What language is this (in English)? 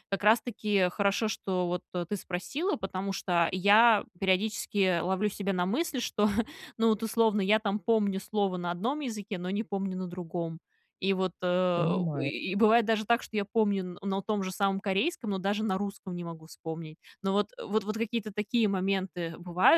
Russian